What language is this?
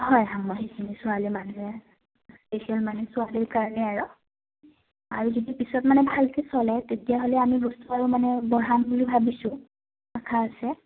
Assamese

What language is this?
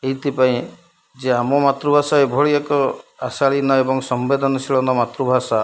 Odia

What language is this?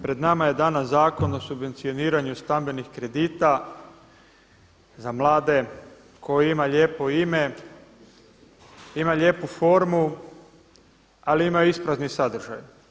Croatian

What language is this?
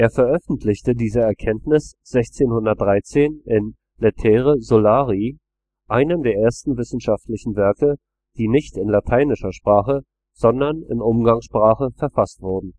German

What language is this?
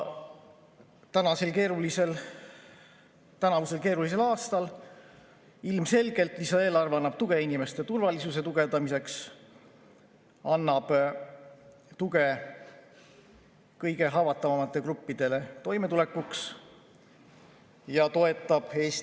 Estonian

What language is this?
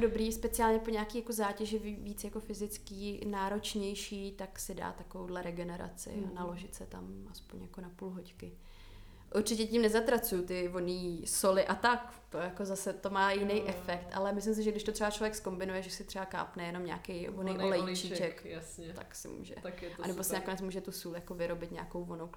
Czech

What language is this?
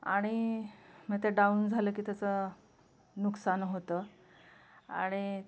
Marathi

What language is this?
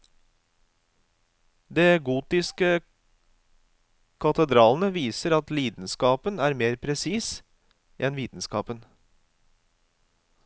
Norwegian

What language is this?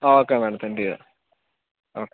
Malayalam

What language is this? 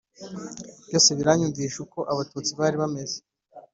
Kinyarwanda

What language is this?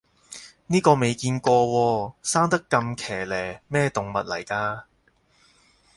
Cantonese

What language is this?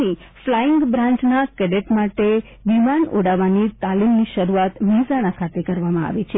Gujarati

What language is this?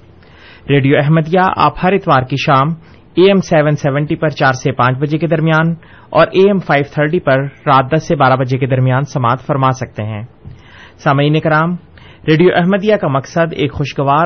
Urdu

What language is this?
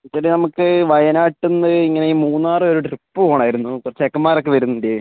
Malayalam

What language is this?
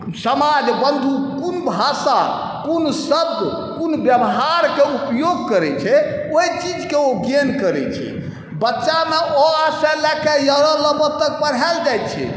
Maithili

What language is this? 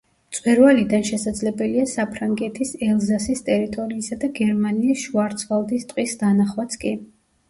Georgian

